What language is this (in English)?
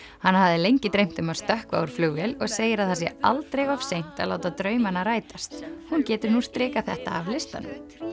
Icelandic